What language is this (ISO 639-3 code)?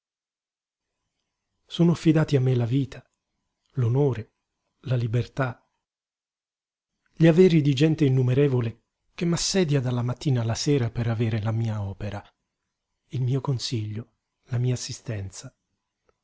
ita